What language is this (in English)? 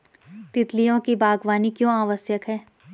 Hindi